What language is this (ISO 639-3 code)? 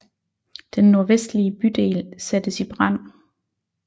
dan